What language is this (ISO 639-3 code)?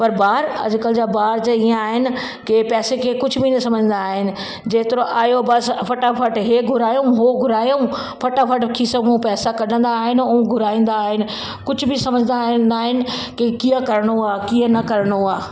snd